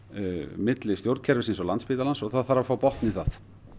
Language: Icelandic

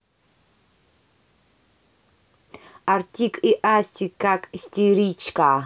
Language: Russian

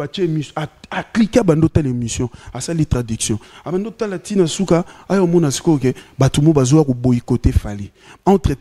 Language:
French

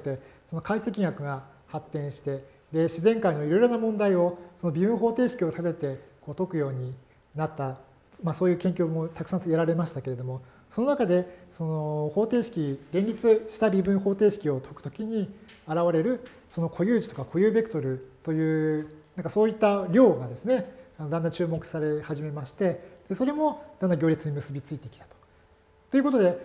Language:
Japanese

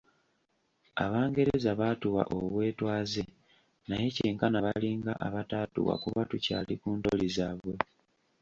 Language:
Ganda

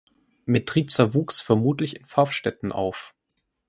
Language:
German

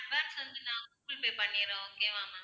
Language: Tamil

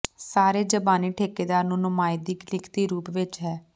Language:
Punjabi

